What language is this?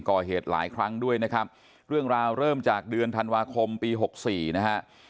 Thai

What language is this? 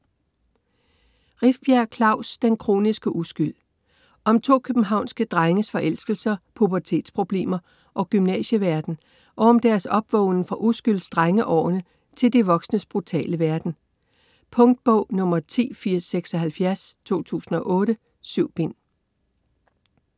Danish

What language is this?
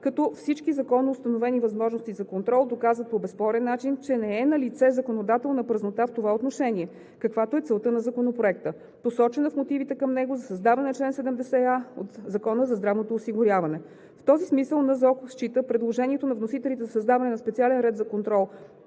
Bulgarian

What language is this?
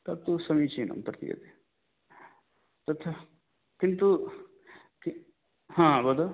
Sanskrit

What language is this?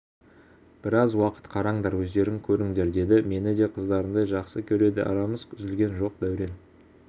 Kazakh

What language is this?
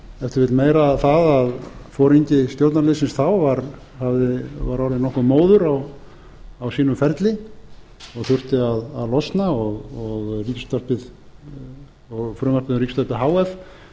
Icelandic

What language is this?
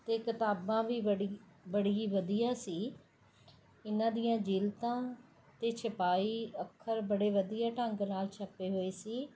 Punjabi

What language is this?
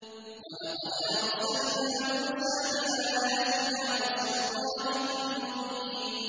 Arabic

